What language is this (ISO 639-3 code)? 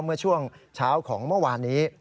tha